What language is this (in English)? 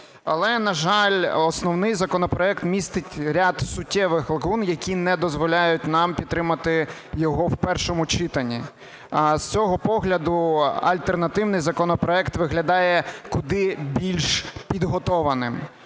Ukrainian